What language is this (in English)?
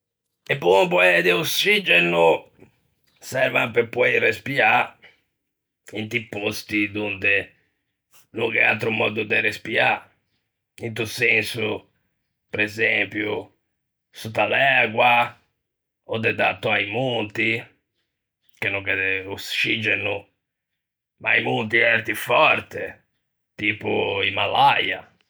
Ligurian